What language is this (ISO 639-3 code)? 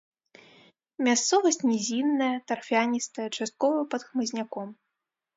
bel